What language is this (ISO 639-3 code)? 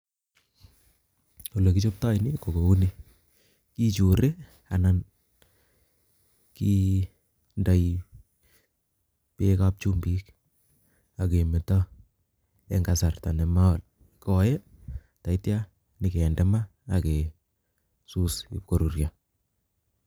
kln